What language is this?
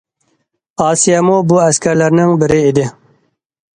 Uyghur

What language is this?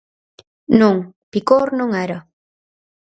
Galician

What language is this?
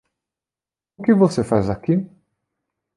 Portuguese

